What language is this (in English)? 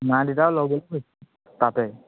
Assamese